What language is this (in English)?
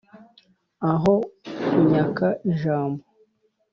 Kinyarwanda